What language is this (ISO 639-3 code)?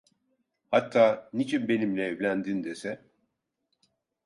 tur